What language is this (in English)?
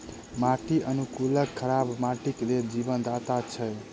Maithili